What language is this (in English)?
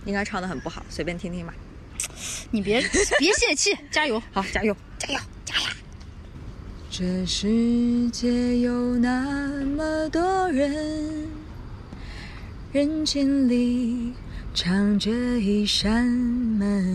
Chinese